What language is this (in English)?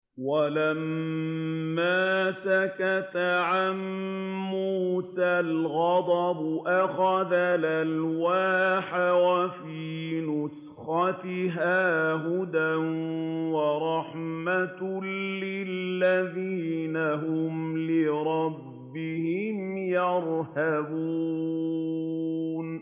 Arabic